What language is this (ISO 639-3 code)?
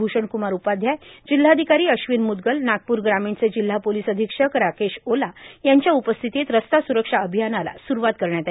mar